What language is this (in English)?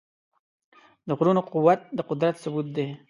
Pashto